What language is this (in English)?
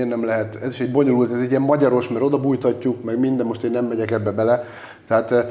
Hungarian